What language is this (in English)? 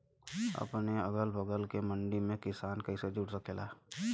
Bhojpuri